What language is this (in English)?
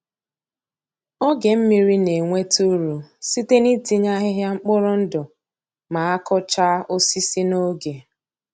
Igbo